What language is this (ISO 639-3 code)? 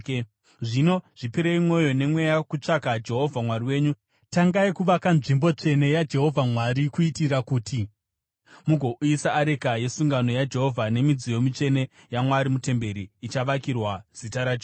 sna